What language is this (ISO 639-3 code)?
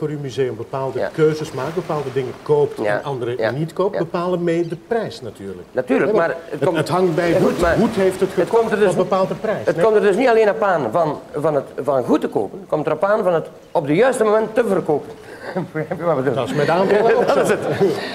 nld